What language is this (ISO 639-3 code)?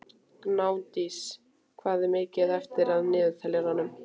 isl